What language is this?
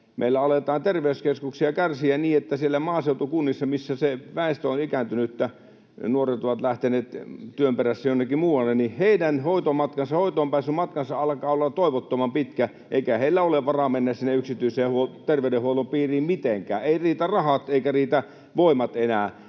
Finnish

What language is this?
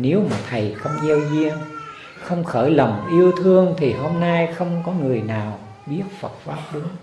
Vietnamese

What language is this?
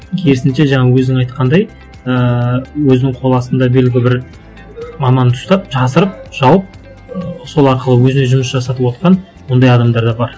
Kazakh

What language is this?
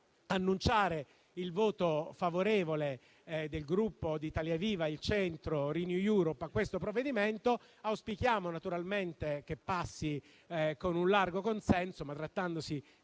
Italian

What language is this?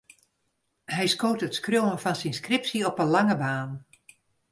Western Frisian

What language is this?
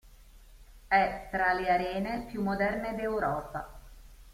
Italian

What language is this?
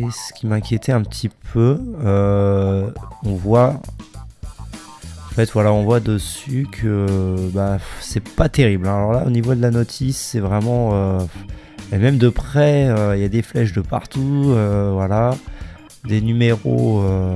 French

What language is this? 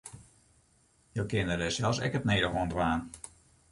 Western Frisian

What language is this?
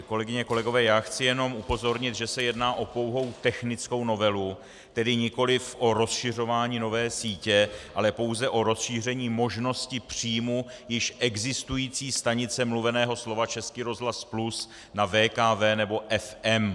Czech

